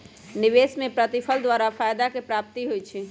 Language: Magahi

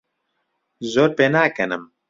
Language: Central Kurdish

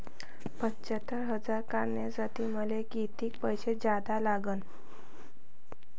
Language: Marathi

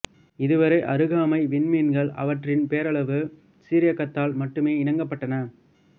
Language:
Tamil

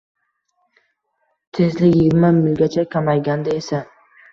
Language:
Uzbek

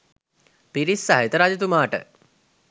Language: Sinhala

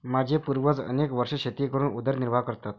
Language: Marathi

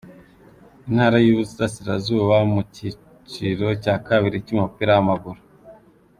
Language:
Kinyarwanda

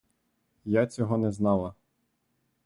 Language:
Ukrainian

